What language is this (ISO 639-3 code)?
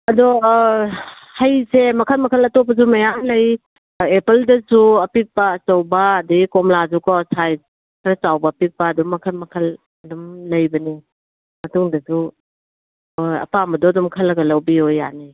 mni